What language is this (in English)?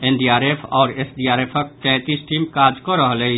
Maithili